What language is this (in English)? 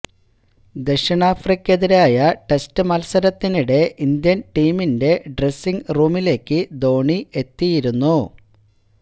Malayalam